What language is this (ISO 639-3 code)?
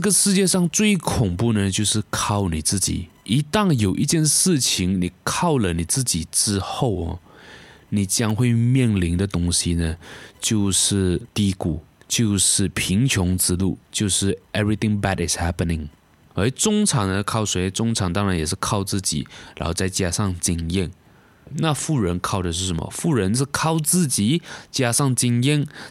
zho